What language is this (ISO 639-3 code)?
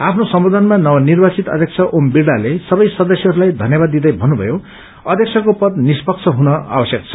nep